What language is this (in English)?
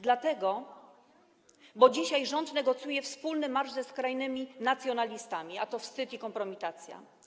Polish